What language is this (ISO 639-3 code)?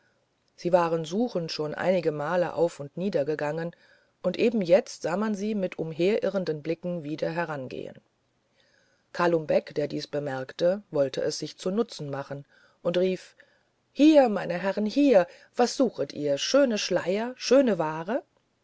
deu